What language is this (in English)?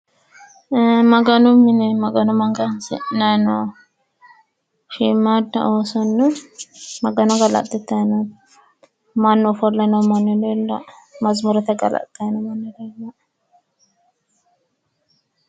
Sidamo